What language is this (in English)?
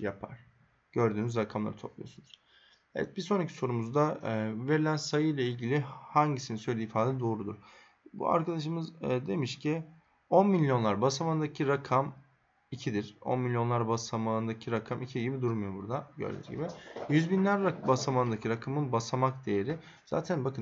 Turkish